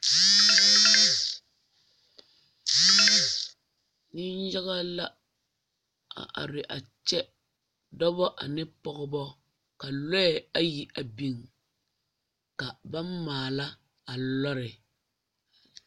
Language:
Southern Dagaare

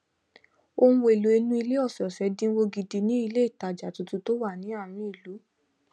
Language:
Yoruba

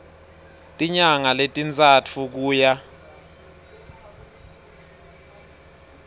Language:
Swati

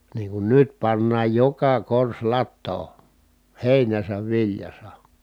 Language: Finnish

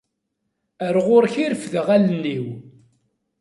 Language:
Kabyle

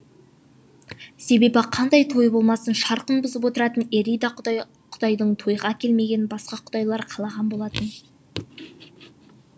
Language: Kazakh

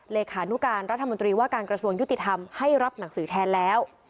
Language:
Thai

